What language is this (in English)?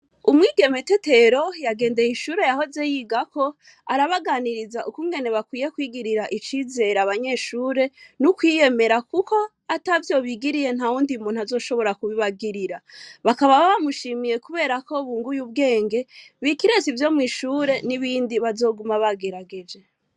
Rundi